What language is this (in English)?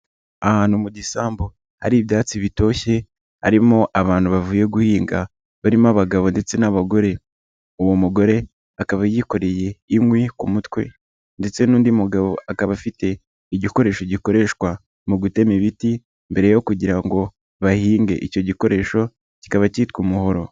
Kinyarwanda